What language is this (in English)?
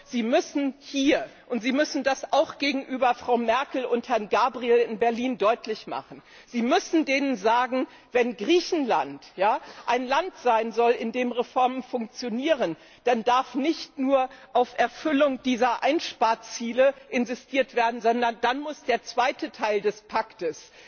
German